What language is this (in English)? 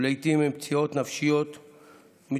Hebrew